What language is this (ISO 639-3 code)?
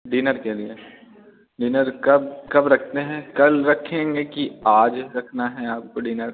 hin